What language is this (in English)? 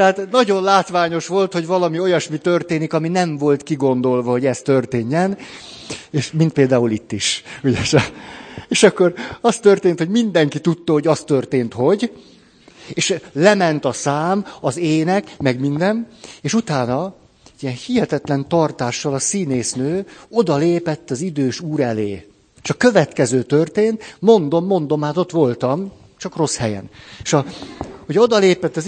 Hungarian